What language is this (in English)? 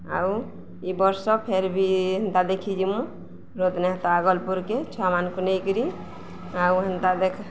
Odia